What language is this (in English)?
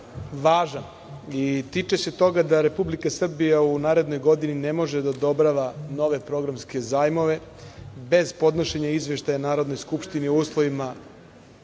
Serbian